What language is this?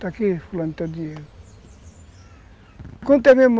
Portuguese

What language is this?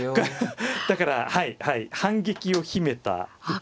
Japanese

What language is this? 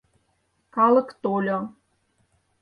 Mari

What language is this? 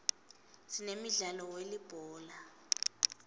Swati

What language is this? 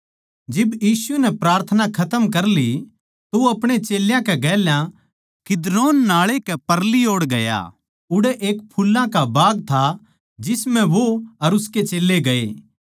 Haryanvi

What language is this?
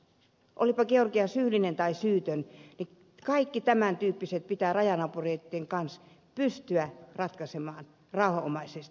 Finnish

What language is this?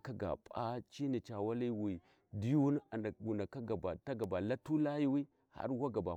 Warji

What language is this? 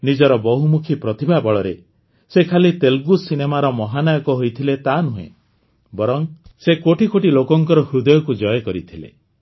Odia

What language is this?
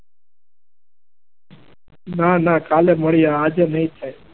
Gujarati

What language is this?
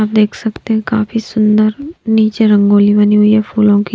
Hindi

